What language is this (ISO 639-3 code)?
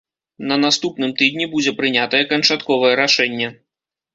bel